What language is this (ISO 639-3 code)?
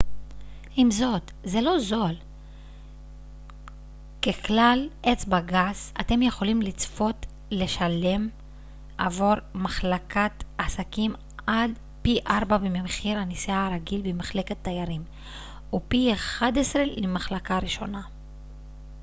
heb